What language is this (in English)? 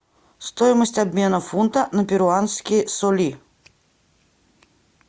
Russian